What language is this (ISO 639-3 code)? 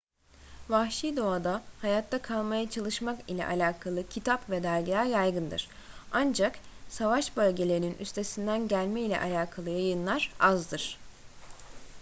tur